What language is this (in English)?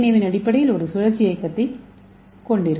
Tamil